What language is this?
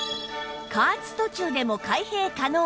Japanese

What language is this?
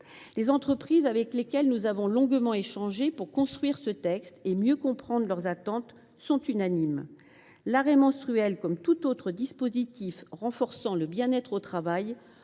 French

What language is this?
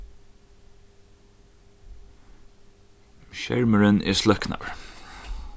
Faroese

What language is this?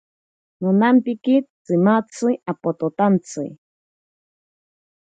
Ashéninka Perené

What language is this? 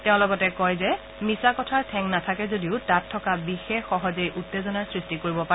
Assamese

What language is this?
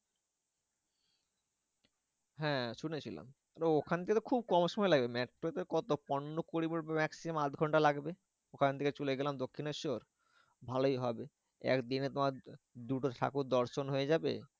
Bangla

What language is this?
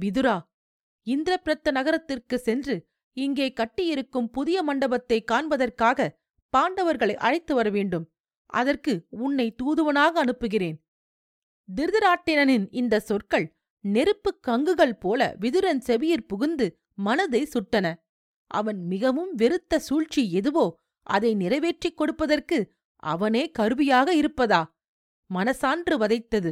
Tamil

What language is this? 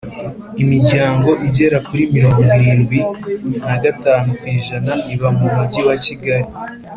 Kinyarwanda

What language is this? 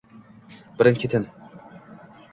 Uzbek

